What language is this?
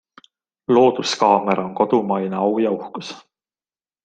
Estonian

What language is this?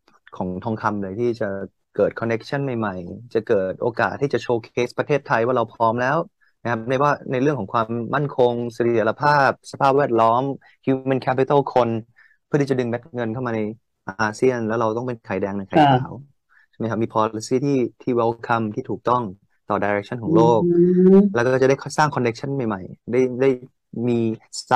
Thai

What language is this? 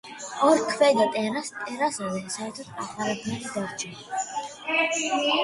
Georgian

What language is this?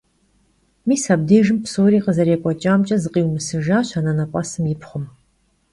Kabardian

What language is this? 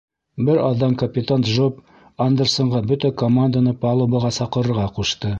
Bashkir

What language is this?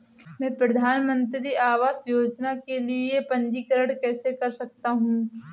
Hindi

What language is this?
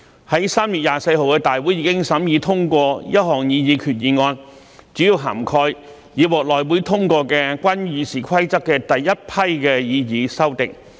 Cantonese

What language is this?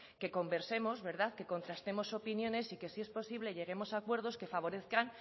Spanish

